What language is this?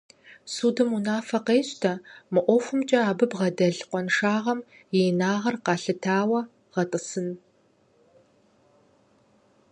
Kabardian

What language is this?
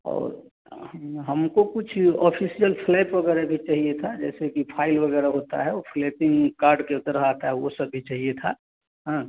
Hindi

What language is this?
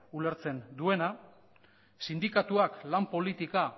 Basque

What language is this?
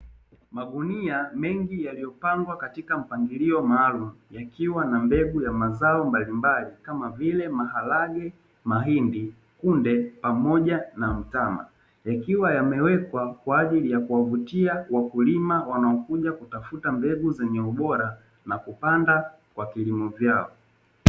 Swahili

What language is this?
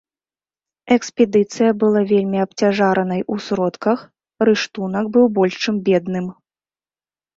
Belarusian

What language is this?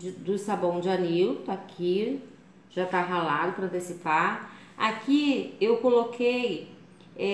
Portuguese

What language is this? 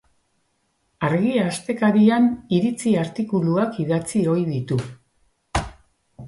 Basque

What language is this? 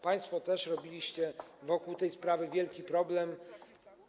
Polish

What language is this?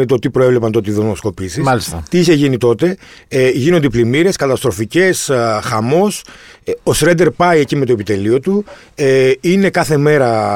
Greek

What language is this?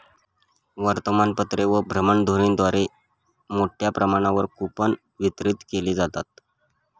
Marathi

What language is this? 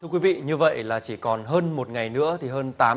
Vietnamese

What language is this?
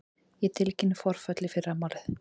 Icelandic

